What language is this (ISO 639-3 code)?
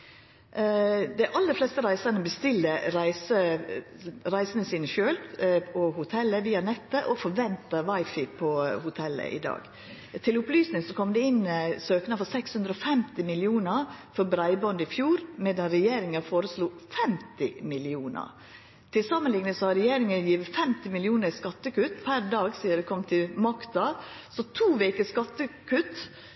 nno